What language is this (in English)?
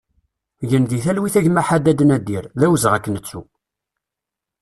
Kabyle